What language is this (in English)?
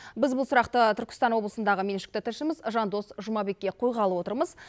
Kazakh